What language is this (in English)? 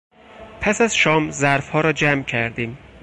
Persian